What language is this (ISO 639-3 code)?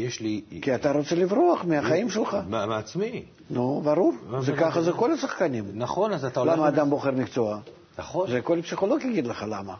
heb